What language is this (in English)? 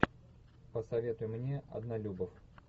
Russian